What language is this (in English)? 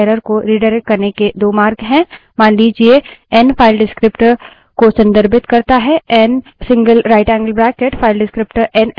Hindi